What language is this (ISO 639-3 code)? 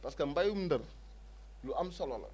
wol